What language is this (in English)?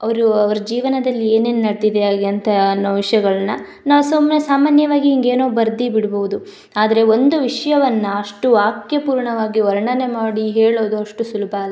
Kannada